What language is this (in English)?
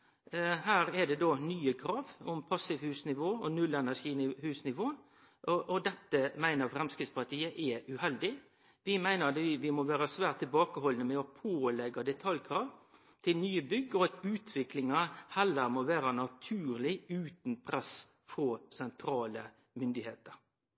Norwegian Nynorsk